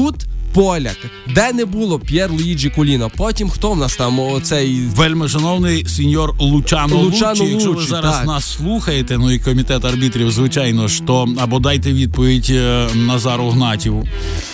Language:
Ukrainian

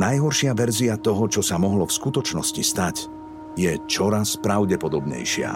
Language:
Slovak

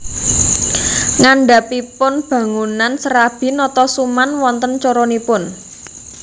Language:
Javanese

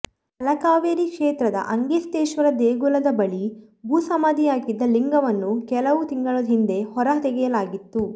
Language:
Kannada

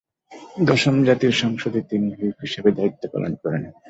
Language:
Bangla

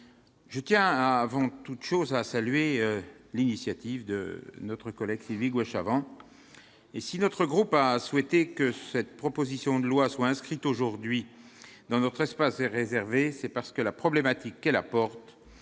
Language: French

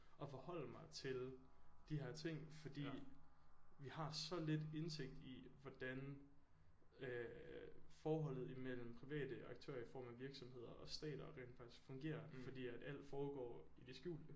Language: Danish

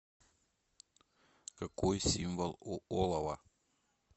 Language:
Russian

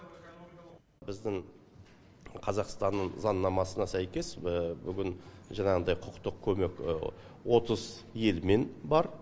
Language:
Kazakh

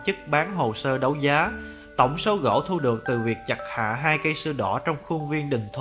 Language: Vietnamese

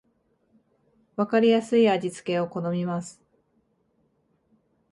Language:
Japanese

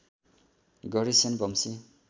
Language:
Nepali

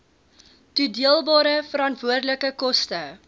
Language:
Afrikaans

